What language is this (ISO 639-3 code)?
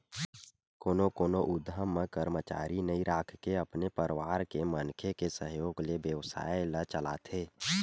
hne